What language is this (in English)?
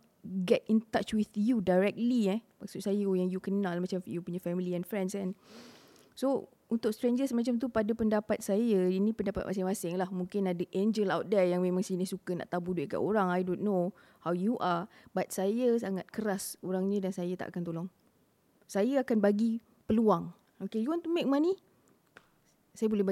Malay